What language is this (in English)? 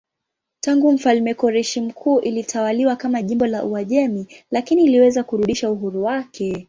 Swahili